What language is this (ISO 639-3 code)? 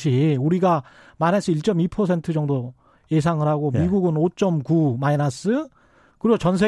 kor